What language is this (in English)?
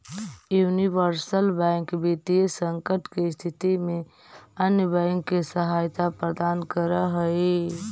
Magahi